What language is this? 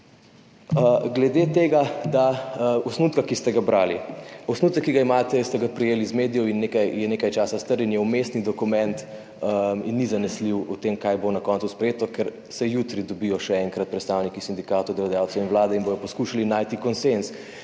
Slovenian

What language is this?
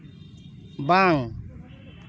Santali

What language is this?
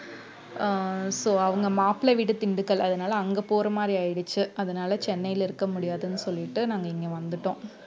Tamil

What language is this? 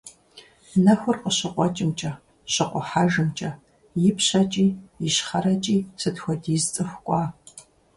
Kabardian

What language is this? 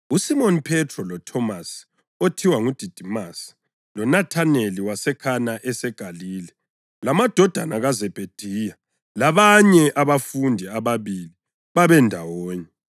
North Ndebele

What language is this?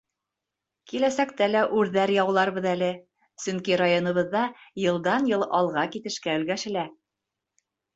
Bashkir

